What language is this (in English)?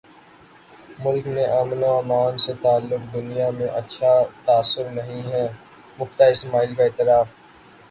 Urdu